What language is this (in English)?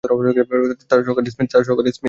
Bangla